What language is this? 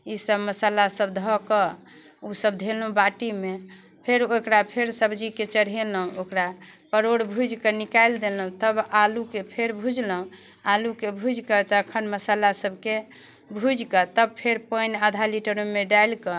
Maithili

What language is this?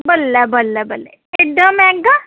Dogri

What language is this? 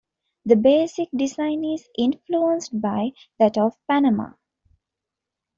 English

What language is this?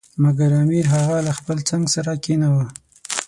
Pashto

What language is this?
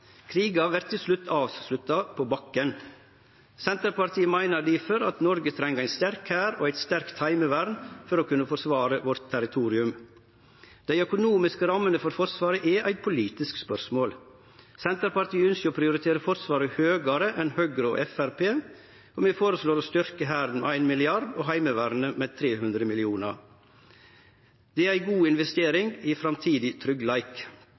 Norwegian Nynorsk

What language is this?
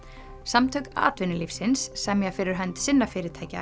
Icelandic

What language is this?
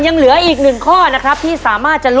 Thai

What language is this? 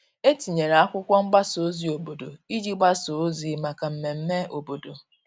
Igbo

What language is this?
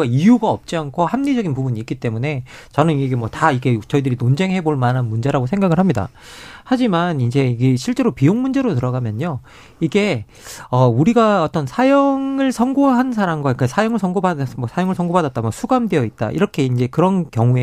Korean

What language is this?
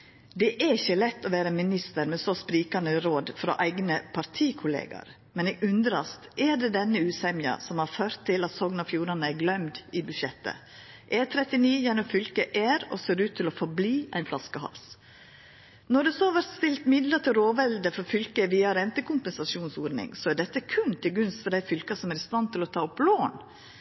Norwegian Nynorsk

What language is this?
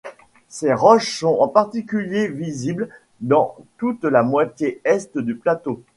French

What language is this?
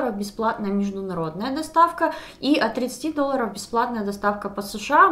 Russian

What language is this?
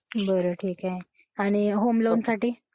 Marathi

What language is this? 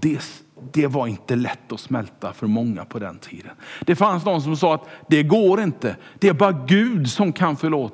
Swedish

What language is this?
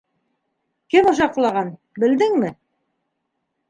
Bashkir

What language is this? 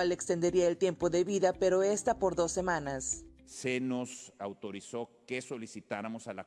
Spanish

